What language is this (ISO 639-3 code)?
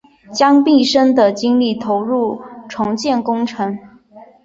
zho